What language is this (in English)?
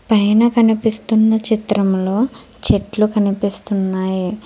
Telugu